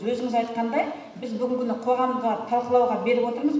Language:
Kazakh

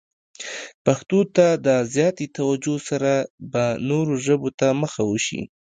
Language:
Pashto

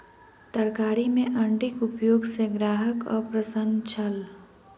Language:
Maithili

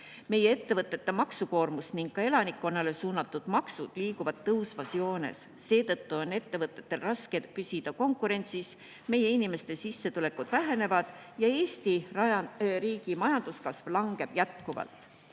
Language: Estonian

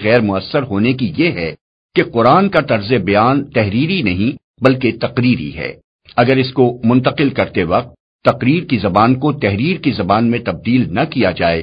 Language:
Urdu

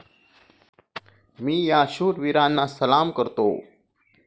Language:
Marathi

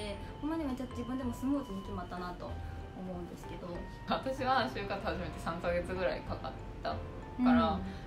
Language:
Japanese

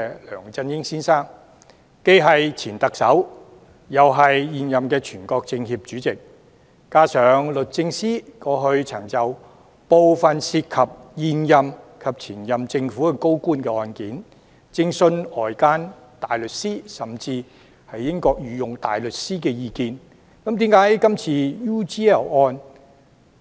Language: Cantonese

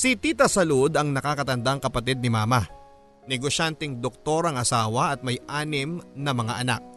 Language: Filipino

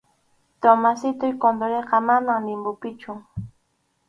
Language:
Arequipa-La Unión Quechua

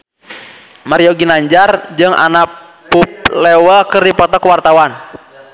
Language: Sundanese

